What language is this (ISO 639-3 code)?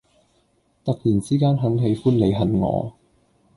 yue